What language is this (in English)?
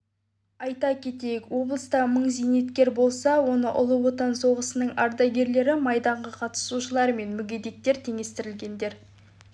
Kazakh